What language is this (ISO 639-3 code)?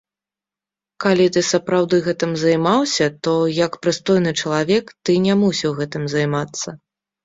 bel